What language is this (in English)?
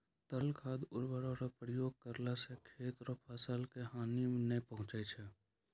Maithili